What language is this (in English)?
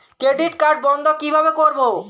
Bangla